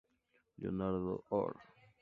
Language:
Spanish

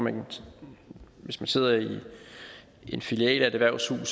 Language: Danish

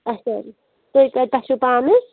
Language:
Kashmiri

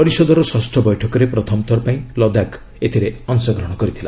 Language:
Odia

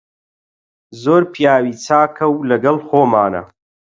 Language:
Central Kurdish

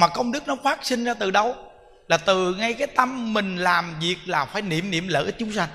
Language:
Vietnamese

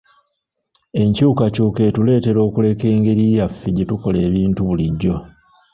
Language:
Ganda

